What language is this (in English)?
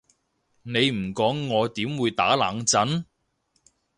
Cantonese